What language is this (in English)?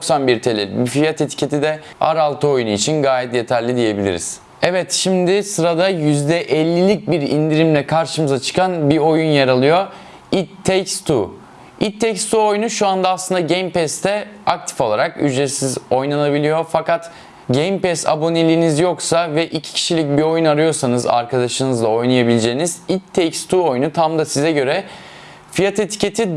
Turkish